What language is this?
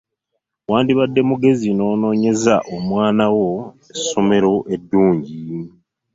Ganda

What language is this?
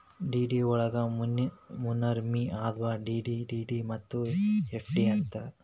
Kannada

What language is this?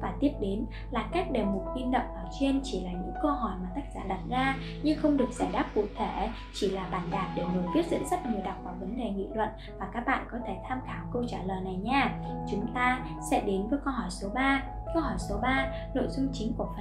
Vietnamese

